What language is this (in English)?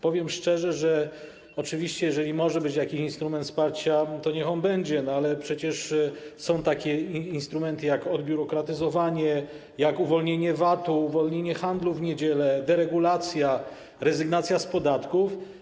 Polish